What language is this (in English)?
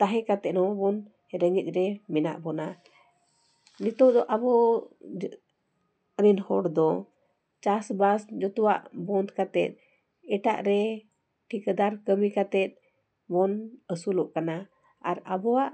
Santali